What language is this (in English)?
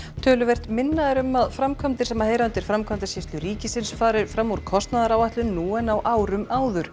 Icelandic